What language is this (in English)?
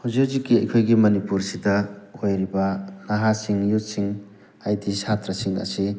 Manipuri